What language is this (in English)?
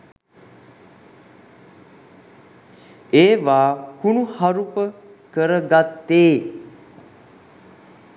Sinhala